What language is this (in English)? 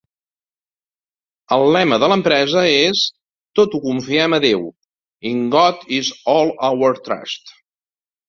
Catalan